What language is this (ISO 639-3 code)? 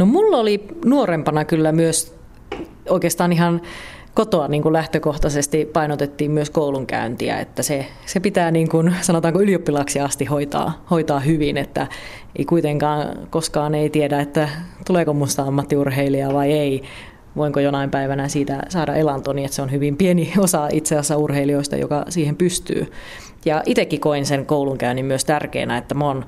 fin